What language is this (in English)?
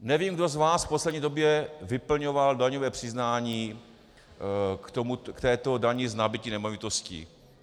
Czech